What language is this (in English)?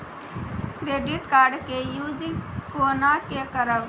Maithili